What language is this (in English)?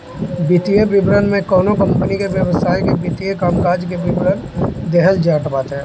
Bhojpuri